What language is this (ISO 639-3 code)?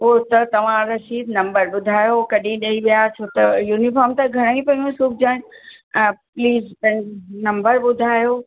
snd